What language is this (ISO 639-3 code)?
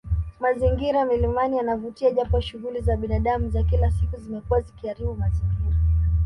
swa